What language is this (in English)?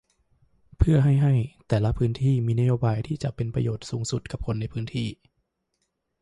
Thai